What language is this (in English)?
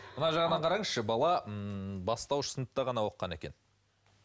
Kazakh